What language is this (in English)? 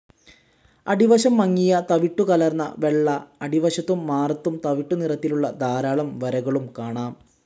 Malayalam